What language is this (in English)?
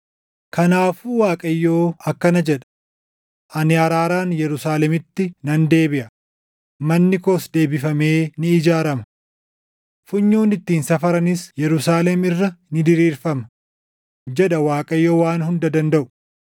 Oromo